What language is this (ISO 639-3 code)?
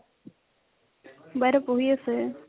asm